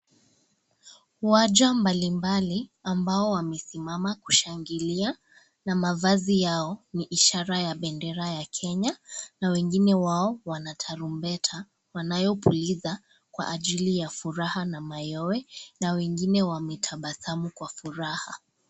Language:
Swahili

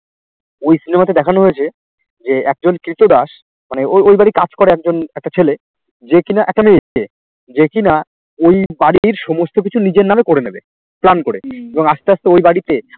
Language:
Bangla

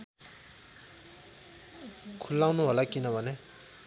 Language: Nepali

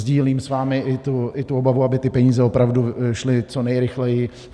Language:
Czech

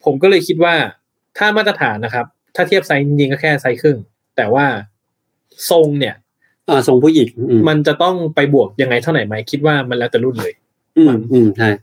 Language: Thai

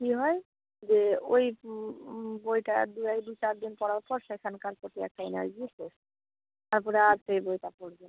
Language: Bangla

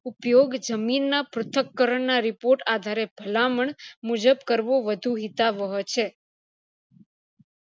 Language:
Gujarati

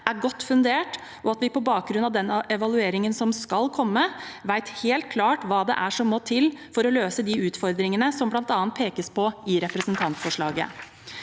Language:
Norwegian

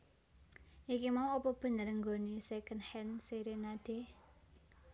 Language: Javanese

